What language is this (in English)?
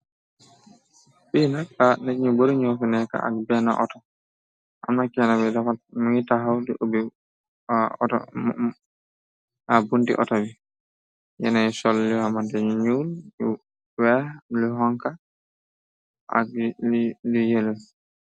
Wolof